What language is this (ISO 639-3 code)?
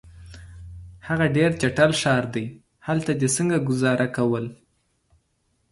pus